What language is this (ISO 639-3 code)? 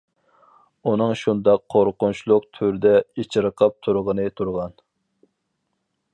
uig